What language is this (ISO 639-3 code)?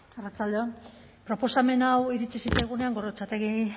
eus